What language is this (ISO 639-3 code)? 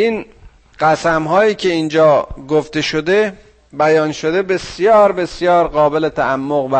fas